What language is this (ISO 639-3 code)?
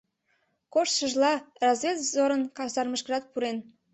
chm